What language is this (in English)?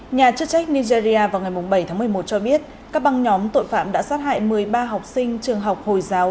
Vietnamese